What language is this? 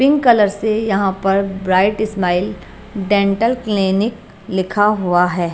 Hindi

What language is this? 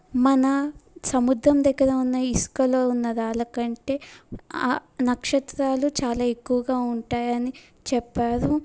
Telugu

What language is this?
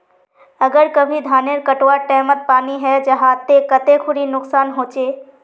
Magahi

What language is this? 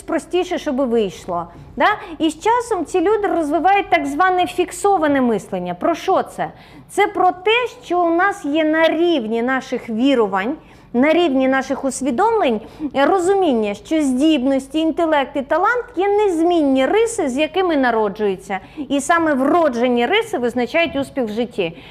Ukrainian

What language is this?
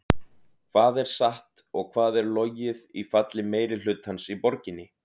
Icelandic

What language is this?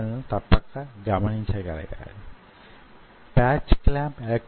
Telugu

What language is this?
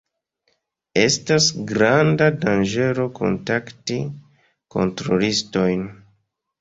Esperanto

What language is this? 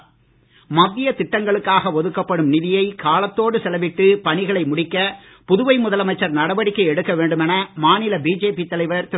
Tamil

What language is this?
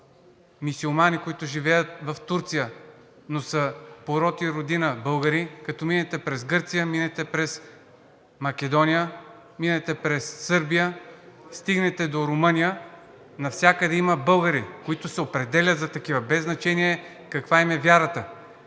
Bulgarian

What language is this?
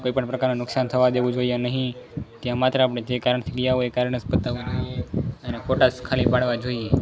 Gujarati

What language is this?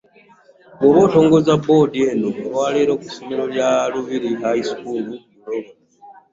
Ganda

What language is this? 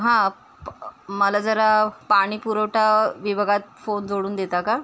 Marathi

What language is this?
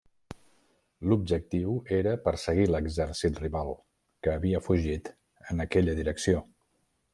Catalan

